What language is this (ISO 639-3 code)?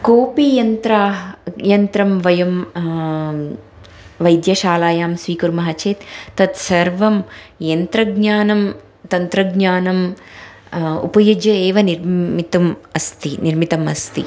san